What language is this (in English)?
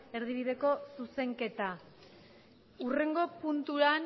Basque